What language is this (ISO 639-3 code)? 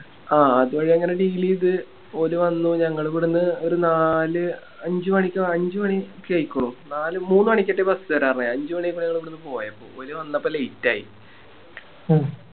mal